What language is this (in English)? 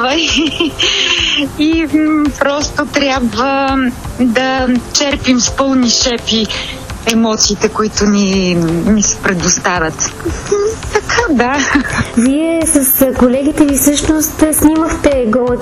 Bulgarian